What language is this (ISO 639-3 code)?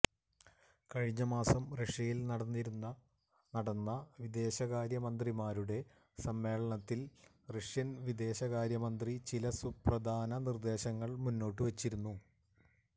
mal